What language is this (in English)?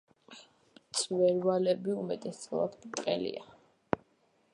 Georgian